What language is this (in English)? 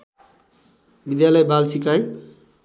Nepali